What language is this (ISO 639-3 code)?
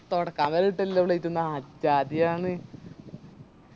mal